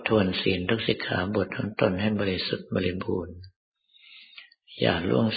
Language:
Thai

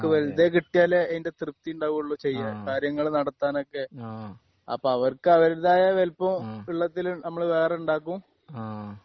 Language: Malayalam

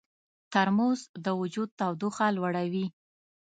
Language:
Pashto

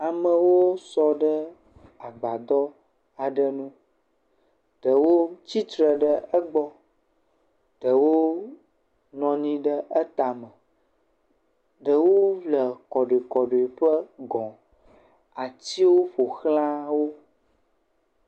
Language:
Ewe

